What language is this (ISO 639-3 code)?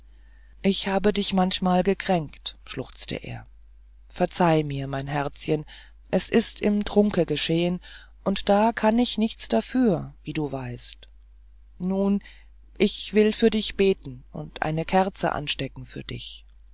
deu